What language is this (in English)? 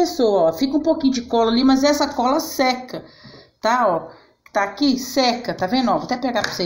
Portuguese